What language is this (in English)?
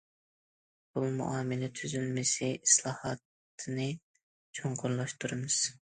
Uyghur